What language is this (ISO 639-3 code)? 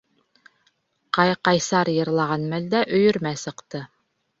bak